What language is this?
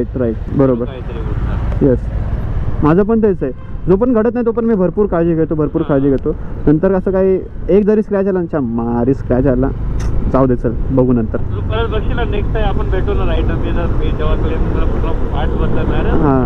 Hindi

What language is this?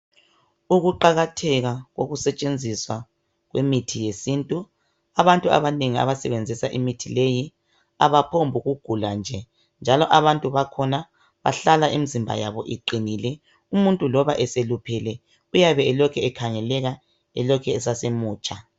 North Ndebele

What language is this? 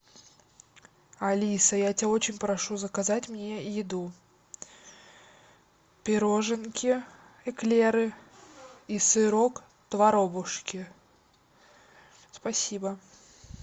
Russian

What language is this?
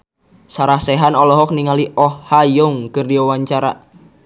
Sundanese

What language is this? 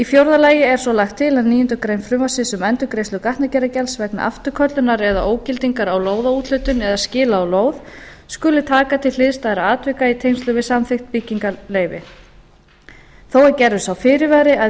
Icelandic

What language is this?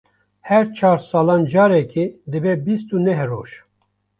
Kurdish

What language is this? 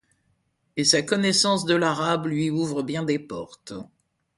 French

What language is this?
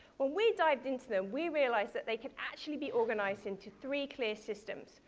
English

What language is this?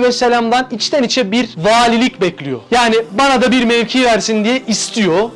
Turkish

